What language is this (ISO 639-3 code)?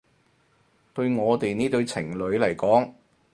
yue